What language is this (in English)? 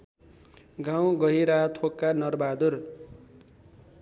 Nepali